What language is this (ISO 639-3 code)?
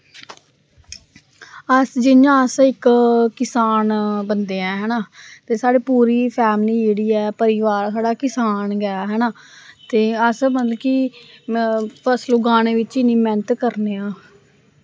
doi